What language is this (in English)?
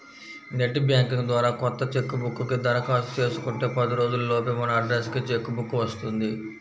Telugu